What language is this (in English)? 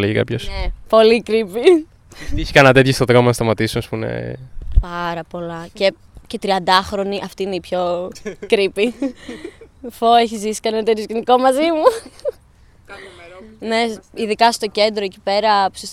Greek